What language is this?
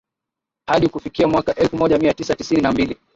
Swahili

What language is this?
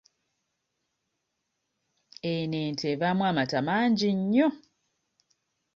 Ganda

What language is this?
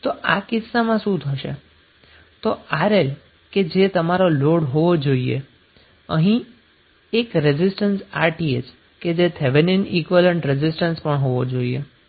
Gujarati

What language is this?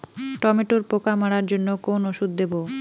Bangla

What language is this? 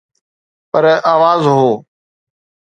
Sindhi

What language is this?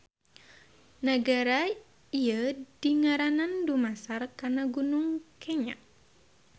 Sundanese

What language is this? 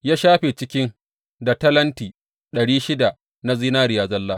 Hausa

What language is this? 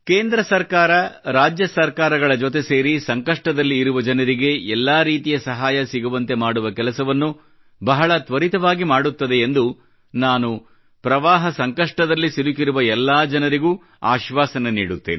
Kannada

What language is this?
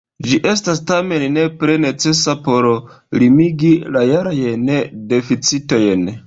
Esperanto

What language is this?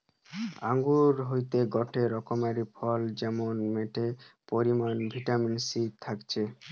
Bangla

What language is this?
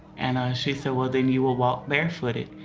English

